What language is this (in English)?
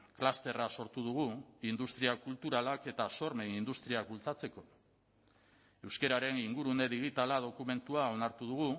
Basque